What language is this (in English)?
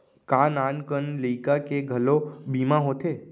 Chhattisgarhi